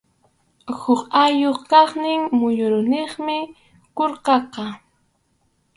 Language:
Arequipa-La Unión Quechua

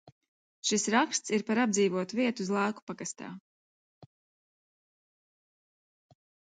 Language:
Latvian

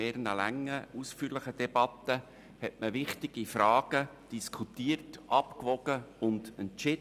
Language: Swiss German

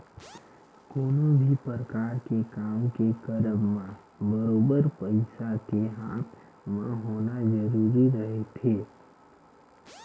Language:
Chhattisgarhi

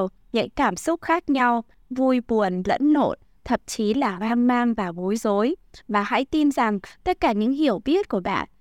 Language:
Vietnamese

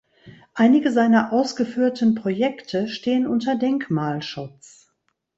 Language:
German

